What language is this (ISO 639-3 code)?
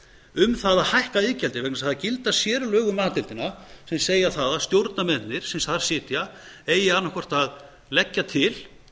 isl